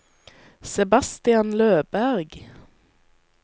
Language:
Norwegian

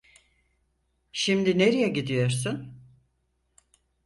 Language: Turkish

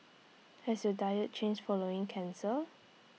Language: English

